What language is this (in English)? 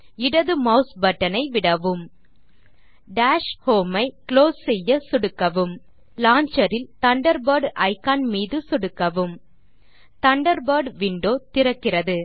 Tamil